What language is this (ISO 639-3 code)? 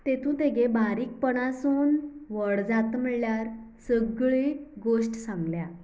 kok